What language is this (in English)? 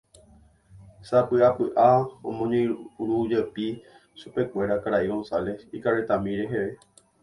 Guarani